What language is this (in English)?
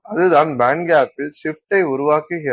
Tamil